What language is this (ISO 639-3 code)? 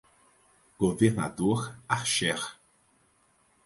por